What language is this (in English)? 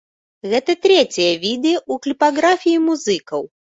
Belarusian